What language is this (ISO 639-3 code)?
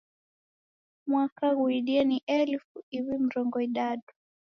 dav